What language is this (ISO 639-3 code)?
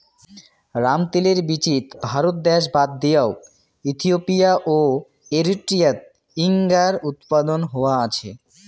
ben